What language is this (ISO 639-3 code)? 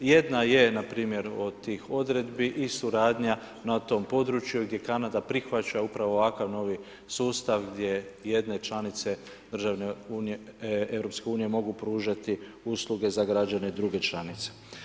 hrv